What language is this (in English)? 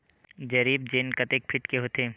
Chhattisgarhi